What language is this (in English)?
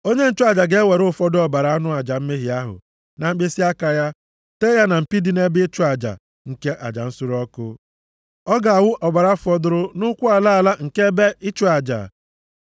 Igbo